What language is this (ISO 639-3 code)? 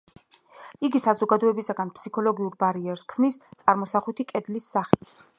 kat